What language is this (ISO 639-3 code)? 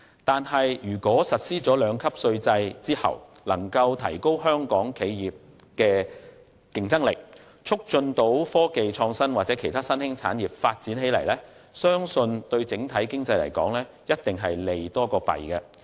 yue